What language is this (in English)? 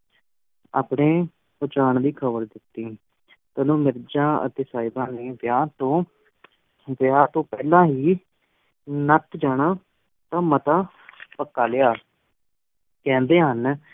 Punjabi